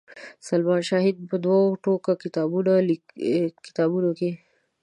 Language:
Pashto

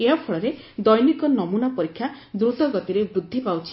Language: Odia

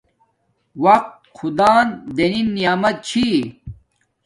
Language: Domaaki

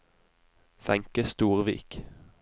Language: Norwegian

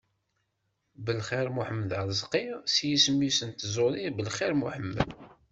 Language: Kabyle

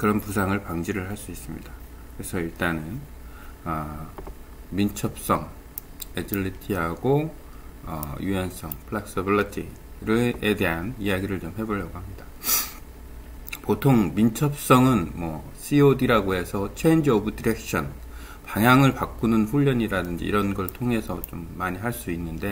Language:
Korean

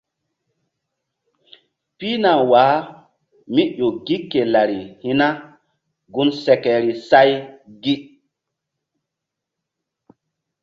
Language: Mbum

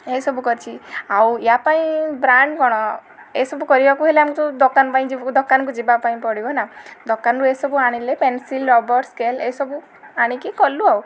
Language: Odia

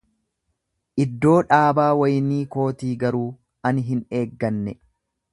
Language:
Oromo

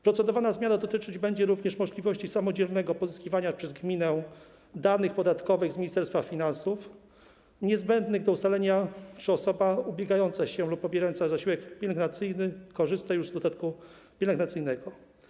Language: Polish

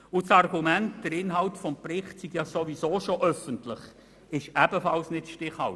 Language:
Swiss German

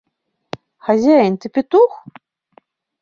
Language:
Mari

